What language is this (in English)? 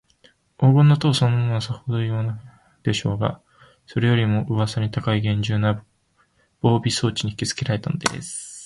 Japanese